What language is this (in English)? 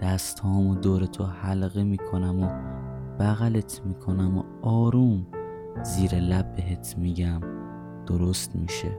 Persian